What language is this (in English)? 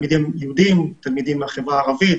Hebrew